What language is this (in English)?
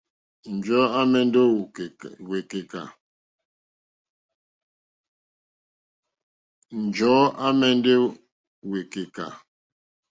Mokpwe